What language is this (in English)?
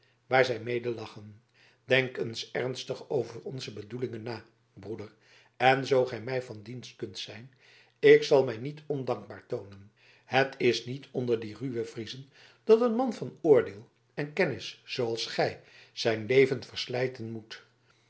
Dutch